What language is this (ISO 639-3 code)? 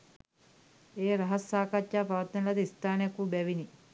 sin